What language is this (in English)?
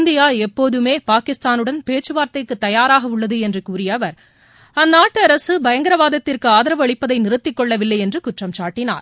Tamil